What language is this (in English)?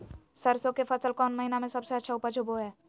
Magahi